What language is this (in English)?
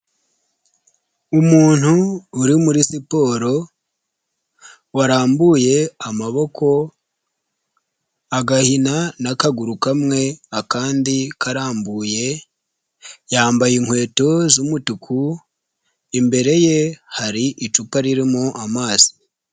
Kinyarwanda